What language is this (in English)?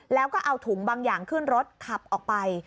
Thai